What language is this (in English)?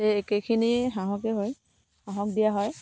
Assamese